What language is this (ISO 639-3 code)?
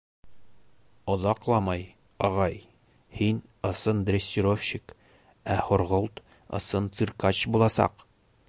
bak